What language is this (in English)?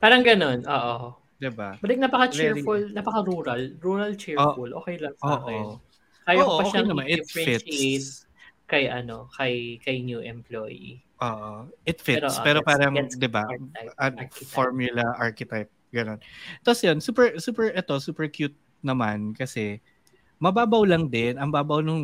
Filipino